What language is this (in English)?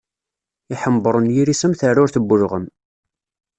Kabyle